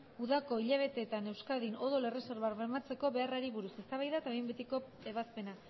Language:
Basque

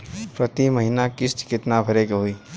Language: Bhojpuri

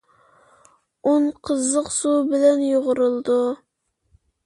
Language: Uyghur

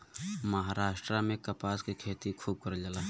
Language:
Bhojpuri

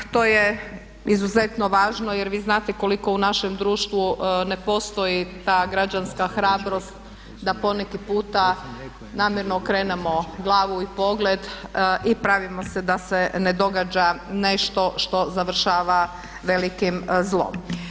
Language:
Croatian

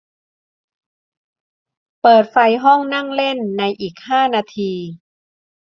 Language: Thai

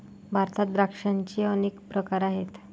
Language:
Marathi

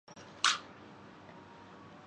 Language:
Urdu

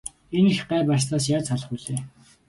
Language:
Mongolian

